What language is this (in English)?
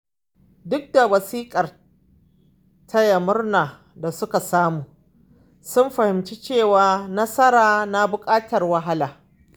Hausa